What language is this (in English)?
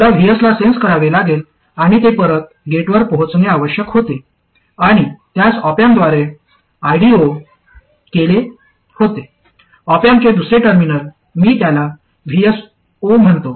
Marathi